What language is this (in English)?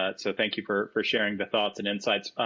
English